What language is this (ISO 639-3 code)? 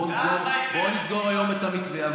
heb